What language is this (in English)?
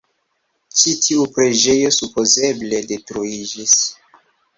Esperanto